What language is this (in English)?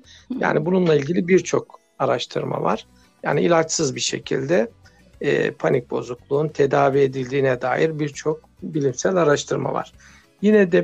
Turkish